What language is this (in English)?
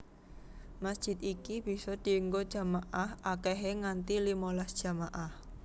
Javanese